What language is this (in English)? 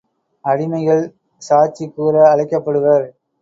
Tamil